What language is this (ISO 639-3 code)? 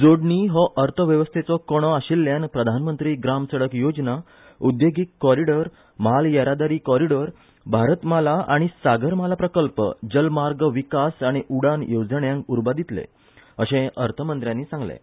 kok